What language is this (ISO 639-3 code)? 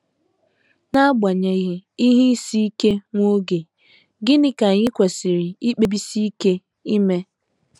ibo